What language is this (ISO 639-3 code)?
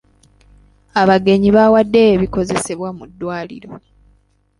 lug